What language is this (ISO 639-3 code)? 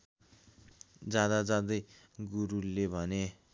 nep